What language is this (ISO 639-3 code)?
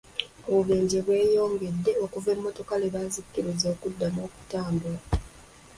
lug